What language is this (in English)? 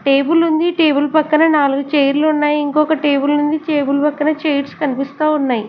Telugu